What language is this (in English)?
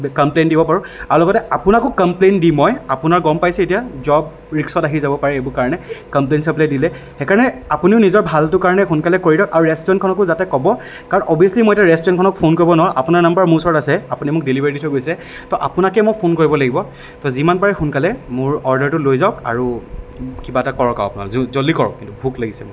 Assamese